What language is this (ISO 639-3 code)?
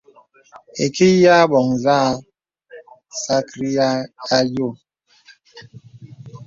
beb